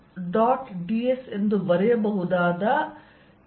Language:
Kannada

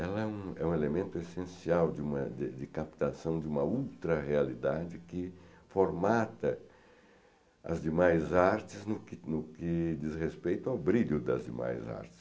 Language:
Portuguese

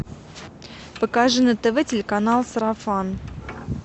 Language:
Russian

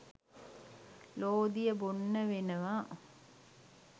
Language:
Sinhala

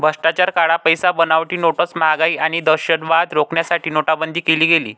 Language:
Marathi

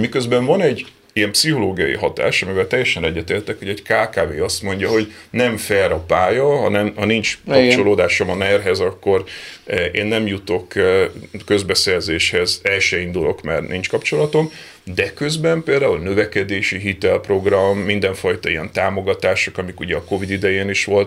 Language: Hungarian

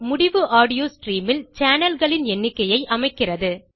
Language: Tamil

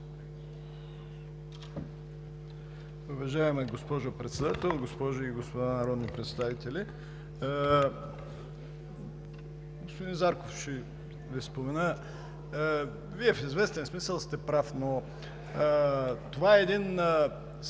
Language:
Bulgarian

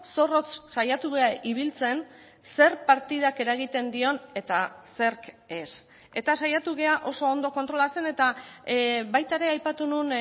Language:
Basque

